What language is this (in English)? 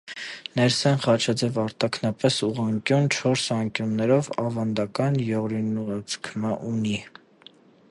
Armenian